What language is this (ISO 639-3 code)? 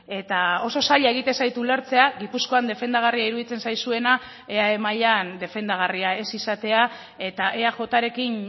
eus